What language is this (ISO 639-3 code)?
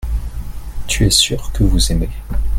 fra